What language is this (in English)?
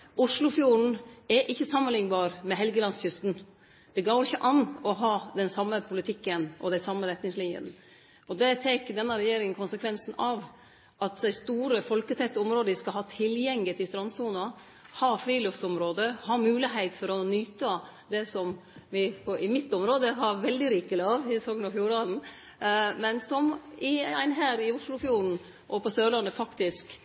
Norwegian Nynorsk